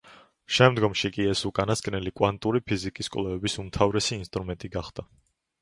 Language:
Georgian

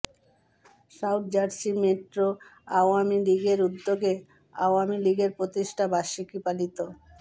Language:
Bangla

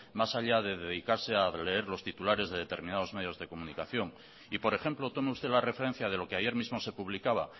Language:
Spanish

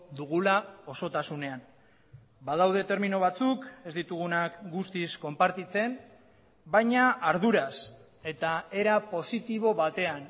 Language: Basque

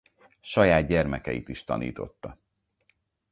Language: Hungarian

